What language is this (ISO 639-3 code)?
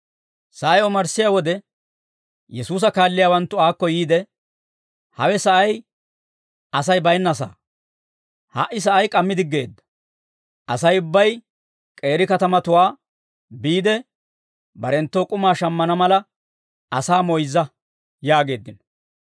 dwr